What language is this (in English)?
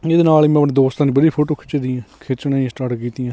Punjabi